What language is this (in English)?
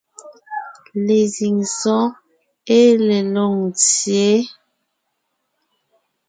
Ngiemboon